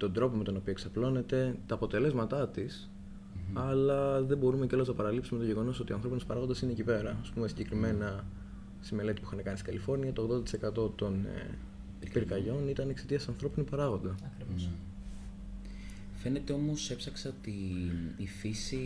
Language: Greek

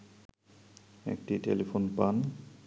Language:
Bangla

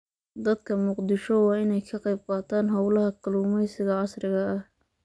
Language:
Somali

